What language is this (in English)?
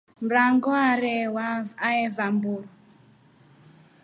Rombo